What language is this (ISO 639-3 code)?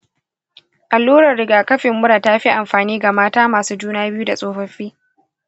hau